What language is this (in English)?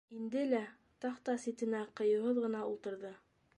Bashkir